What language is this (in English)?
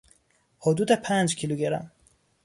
Persian